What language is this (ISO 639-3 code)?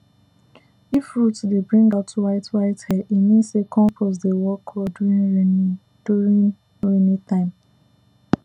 pcm